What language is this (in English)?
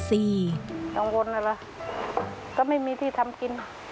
Thai